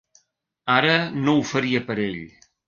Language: Catalan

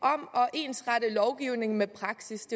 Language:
Danish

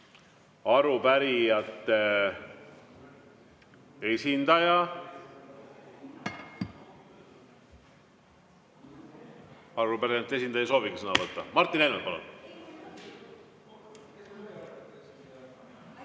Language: Estonian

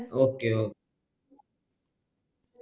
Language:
Malayalam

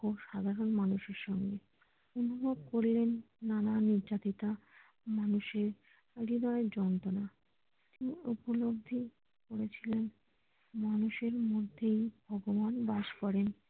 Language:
Bangla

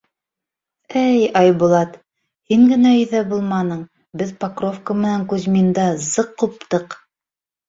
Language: Bashkir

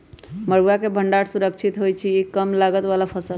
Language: Magahi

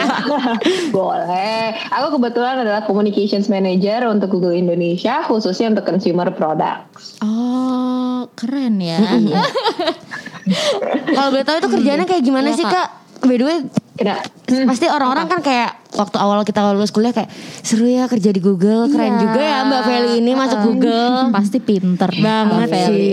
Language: Indonesian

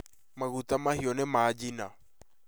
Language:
Kikuyu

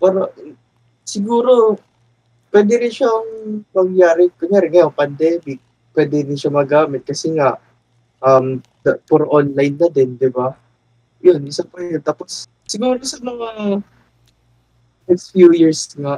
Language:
Filipino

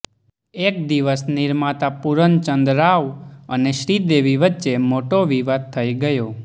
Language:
Gujarati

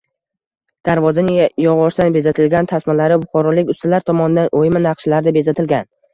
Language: Uzbek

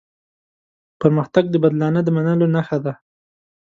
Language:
Pashto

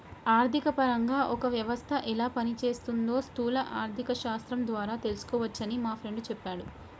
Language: Telugu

